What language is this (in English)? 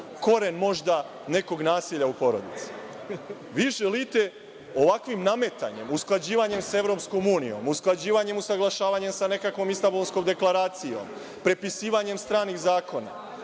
Serbian